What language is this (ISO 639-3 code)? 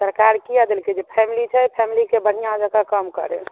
mai